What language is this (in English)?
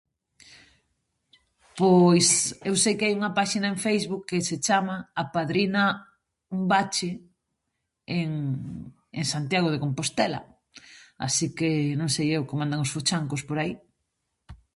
Galician